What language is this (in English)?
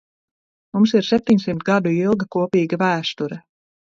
Latvian